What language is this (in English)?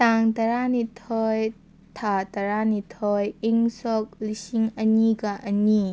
Manipuri